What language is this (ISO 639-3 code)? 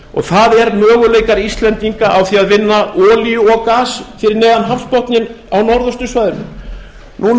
isl